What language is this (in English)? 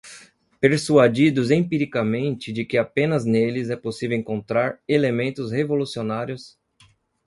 Portuguese